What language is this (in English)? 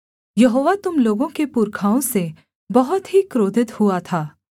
Hindi